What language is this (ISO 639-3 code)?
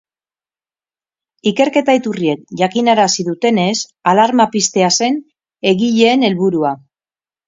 eus